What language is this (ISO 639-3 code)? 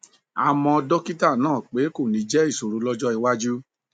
yor